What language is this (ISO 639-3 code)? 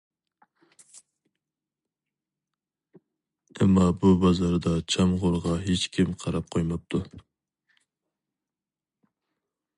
uig